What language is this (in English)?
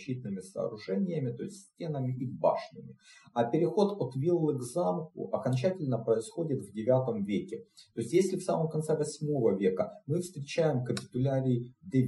Russian